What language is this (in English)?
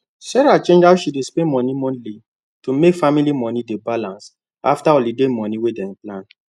Nigerian Pidgin